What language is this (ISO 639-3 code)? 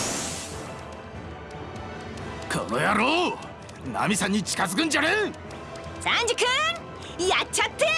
jpn